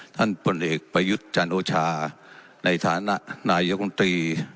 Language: Thai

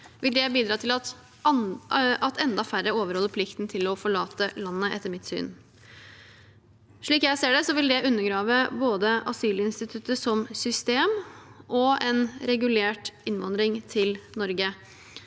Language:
Norwegian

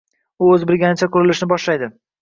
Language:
Uzbek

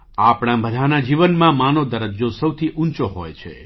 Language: Gujarati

